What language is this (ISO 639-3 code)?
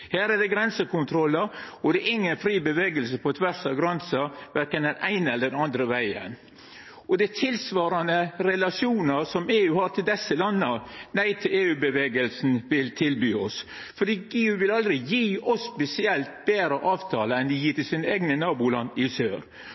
nno